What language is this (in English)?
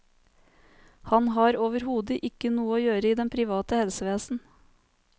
Norwegian